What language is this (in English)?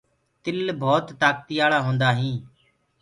Gurgula